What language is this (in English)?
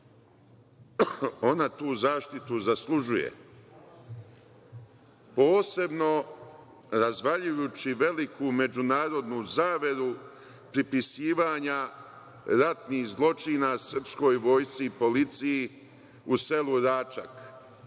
Serbian